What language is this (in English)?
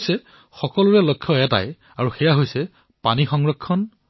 Assamese